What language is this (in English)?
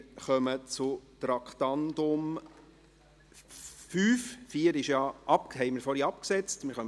Swiss German